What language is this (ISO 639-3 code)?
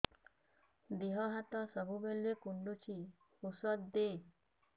ori